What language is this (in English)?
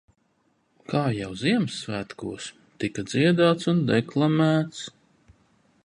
Latvian